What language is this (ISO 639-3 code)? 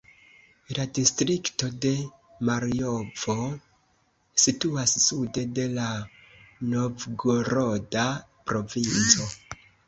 epo